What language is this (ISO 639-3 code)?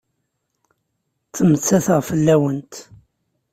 kab